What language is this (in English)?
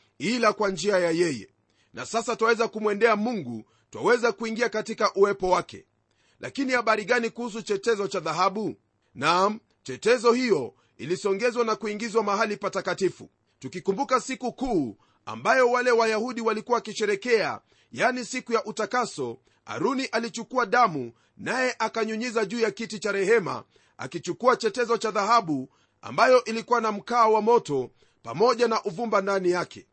Swahili